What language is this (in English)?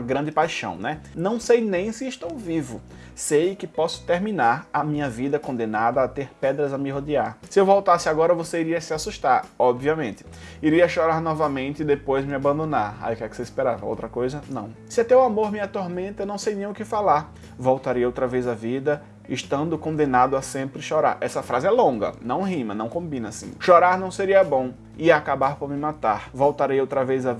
Portuguese